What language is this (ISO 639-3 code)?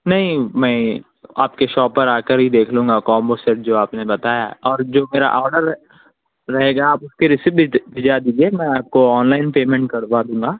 urd